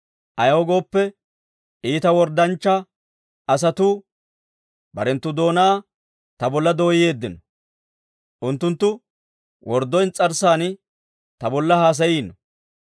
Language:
Dawro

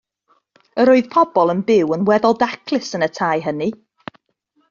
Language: Welsh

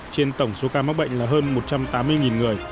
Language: Vietnamese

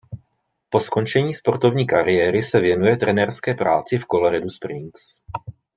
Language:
Czech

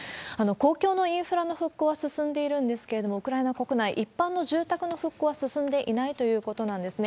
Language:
Japanese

